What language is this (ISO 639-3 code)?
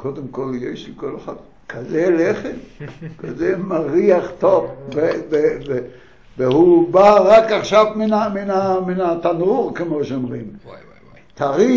heb